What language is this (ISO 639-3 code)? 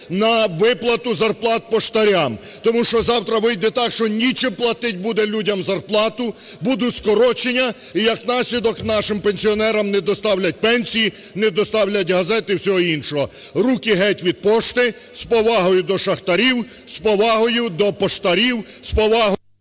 ukr